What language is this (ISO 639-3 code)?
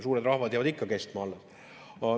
est